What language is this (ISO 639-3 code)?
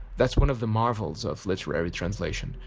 eng